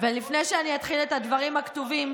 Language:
Hebrew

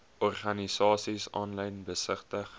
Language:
Afrikaans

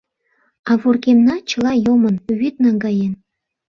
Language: Mari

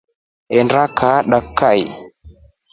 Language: Rombo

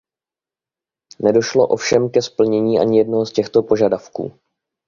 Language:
Czech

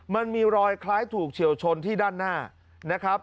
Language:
Thai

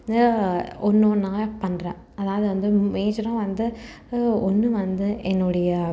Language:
Tamil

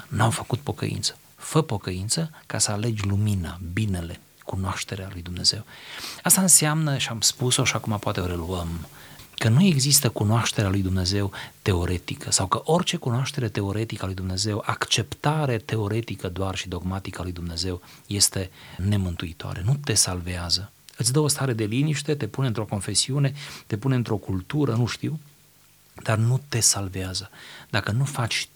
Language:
Romanian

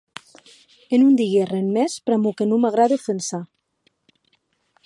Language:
Occitan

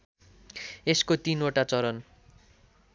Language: Nepali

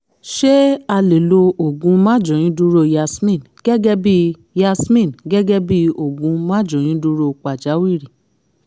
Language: Yoruba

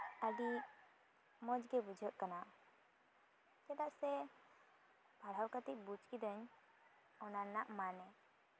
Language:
Santali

